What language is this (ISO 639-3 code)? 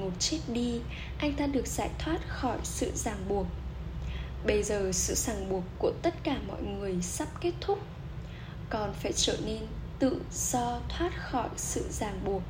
vie